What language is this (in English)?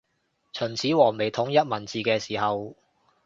Cantonese